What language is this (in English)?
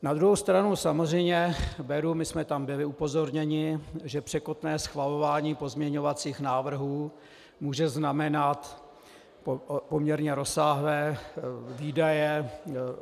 Czech